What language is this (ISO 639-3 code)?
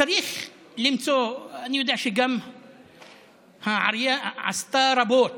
heb